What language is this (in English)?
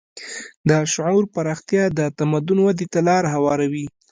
Pashto